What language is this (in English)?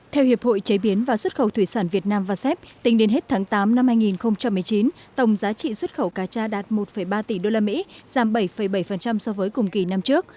Vietnamese